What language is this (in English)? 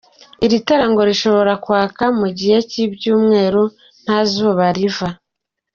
Kinyarwanda